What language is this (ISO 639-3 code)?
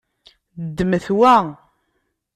kab